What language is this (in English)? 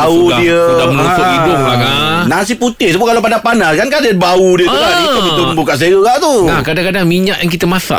Malay